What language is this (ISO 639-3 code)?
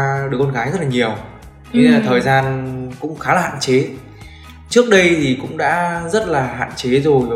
vie